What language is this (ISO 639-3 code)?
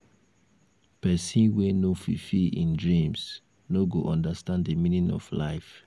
pcm